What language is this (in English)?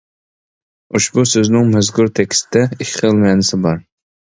Uyghur